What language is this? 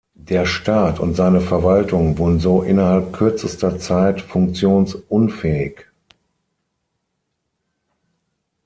German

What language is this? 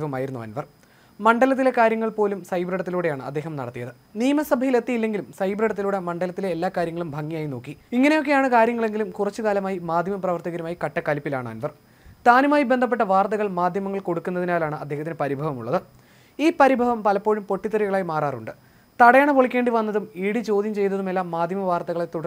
Romanian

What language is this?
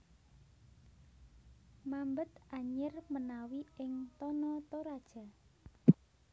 Javanese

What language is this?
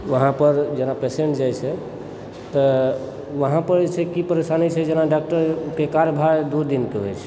Maithili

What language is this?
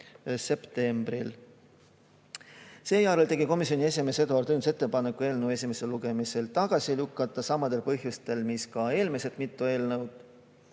Estonian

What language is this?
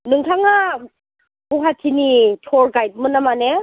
Bodo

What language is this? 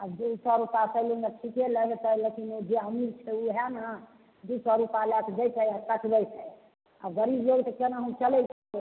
Maithili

